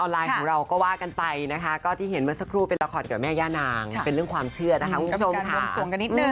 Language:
Thai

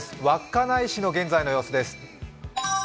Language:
Japanese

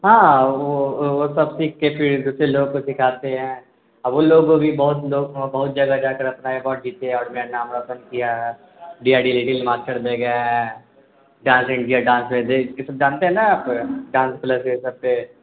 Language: Urdu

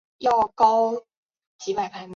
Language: Chinese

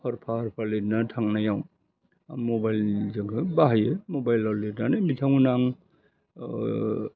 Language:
Bodo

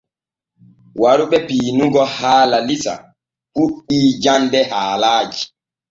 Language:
Borgu Fulfulde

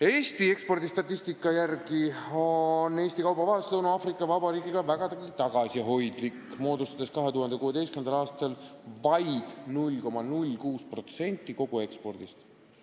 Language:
Estonian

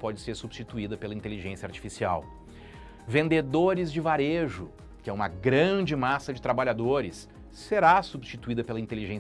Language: Portuguese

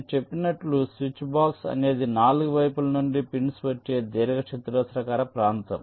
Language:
Telugu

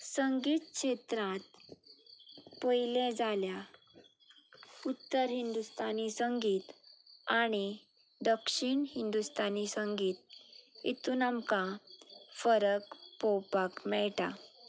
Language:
Konkani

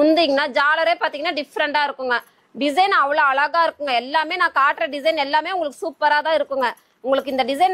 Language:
Tamil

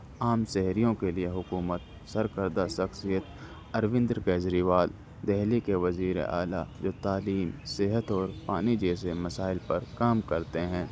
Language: Urdu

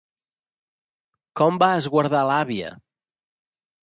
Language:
Catalan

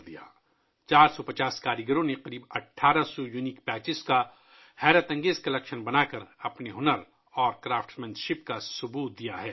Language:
Urdu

